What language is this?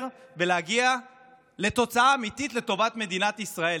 Hebrew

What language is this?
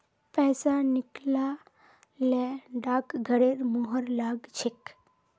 Magahi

